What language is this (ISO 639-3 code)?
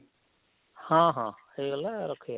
ori